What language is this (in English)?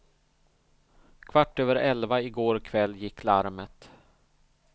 Swedish